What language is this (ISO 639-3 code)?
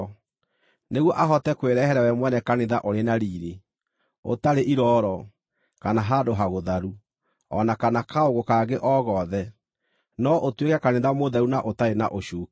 kik